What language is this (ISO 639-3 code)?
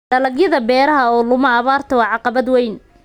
som